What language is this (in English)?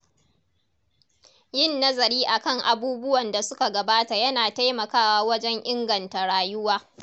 Hausa